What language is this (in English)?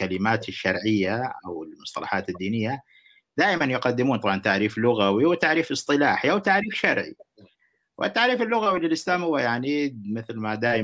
Arabic